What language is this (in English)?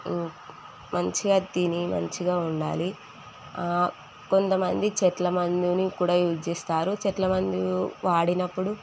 Telugu